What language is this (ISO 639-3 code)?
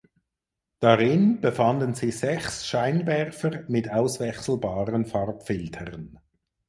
deu